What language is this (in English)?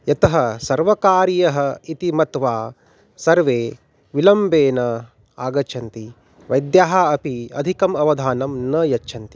Sanskrit